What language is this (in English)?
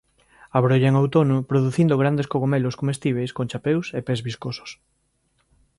Galician